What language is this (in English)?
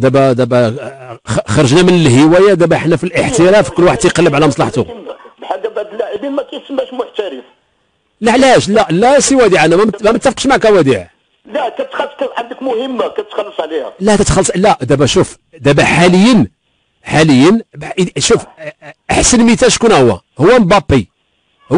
Arabic